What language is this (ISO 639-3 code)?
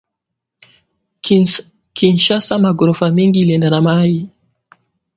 swa